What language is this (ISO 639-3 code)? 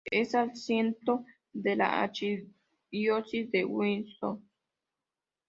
spa